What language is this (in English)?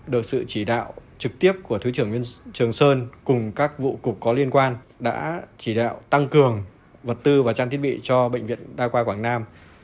Vietnamese